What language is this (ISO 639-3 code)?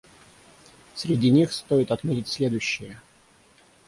rus